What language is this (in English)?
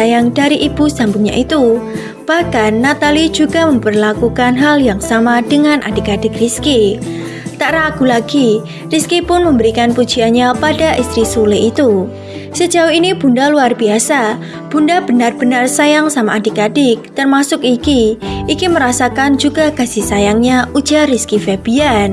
Indonesian